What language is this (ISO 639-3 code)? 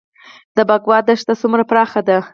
pus